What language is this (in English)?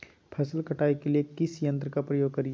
Magahi